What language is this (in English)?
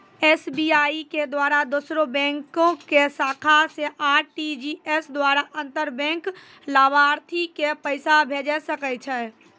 Maithili